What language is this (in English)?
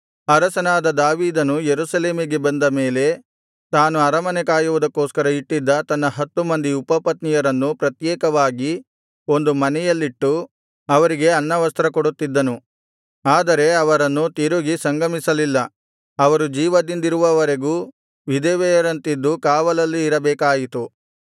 Kannada